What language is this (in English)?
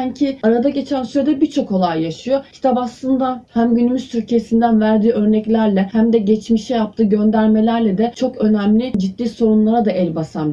Turkish